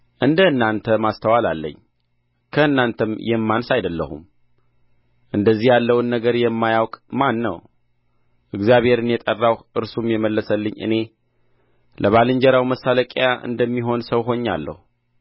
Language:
Amharic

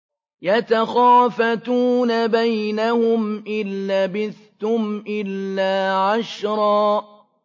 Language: Arabic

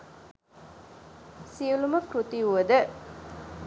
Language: Sinhala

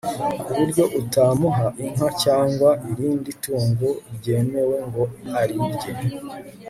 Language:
Kinyarwanda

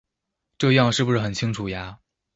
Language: Chinese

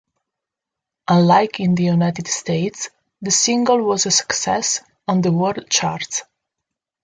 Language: English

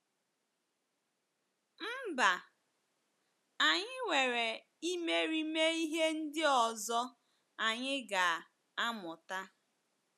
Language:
Igbo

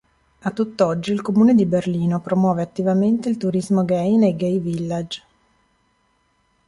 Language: Italian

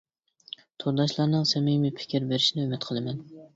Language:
Uyghur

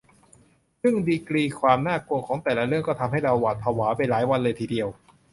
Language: Thai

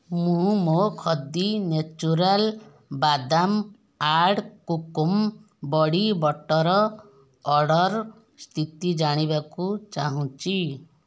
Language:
Odia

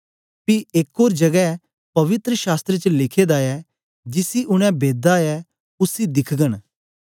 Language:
Dogri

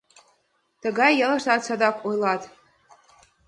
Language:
Mari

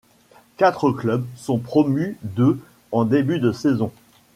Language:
French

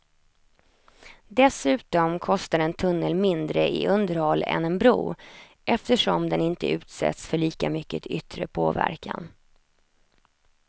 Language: Swedish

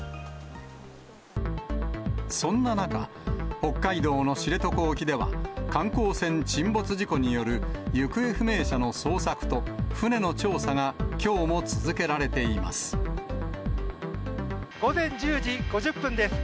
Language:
Japanese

